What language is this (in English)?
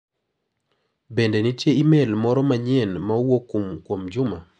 Luo (Kenya and Tanzania)